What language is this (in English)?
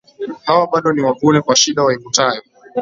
Swahili